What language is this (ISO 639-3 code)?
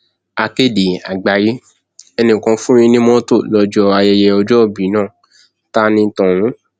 yor